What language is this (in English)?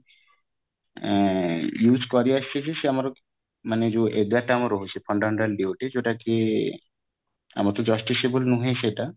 Odia